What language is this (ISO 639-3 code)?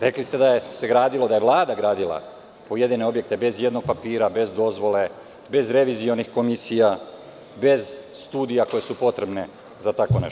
srp